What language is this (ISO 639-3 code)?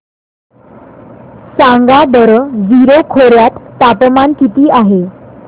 mar